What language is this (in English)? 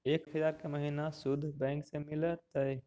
Magahi